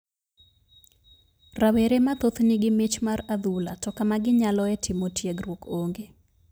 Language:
Luo (Kenya and Tanzania)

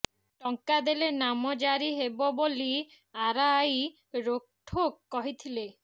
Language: Odia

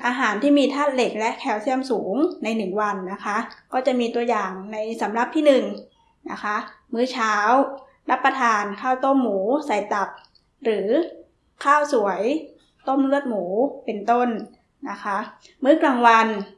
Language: Thai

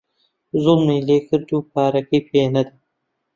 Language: Central Kurdish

